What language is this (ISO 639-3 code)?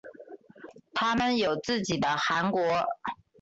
zho